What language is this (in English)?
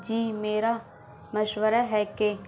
Urdu